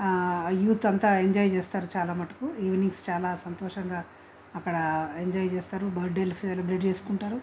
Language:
Telugu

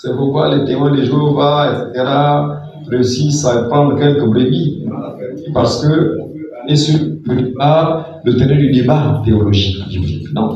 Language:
French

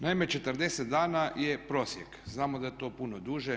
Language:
Croatian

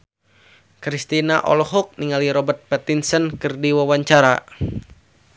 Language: Sundanese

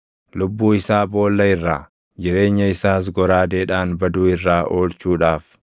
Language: Oromo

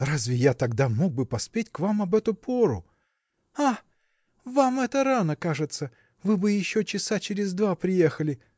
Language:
Russian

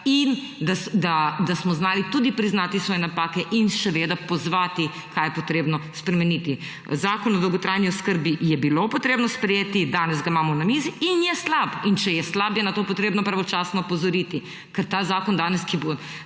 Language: Slovenian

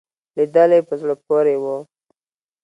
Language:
Pashto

